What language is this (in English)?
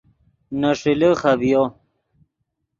Yidgha